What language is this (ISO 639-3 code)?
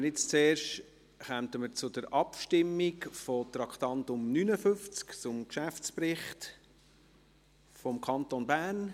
gsw